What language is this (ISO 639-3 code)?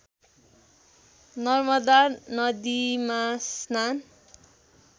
nep